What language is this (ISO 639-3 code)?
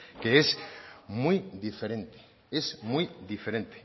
spa